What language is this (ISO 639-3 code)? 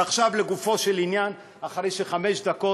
heb